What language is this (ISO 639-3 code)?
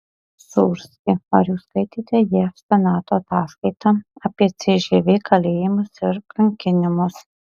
lit